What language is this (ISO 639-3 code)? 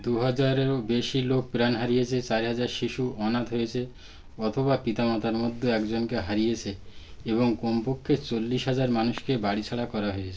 ben